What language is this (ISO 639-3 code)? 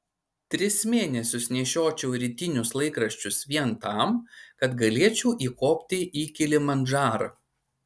lit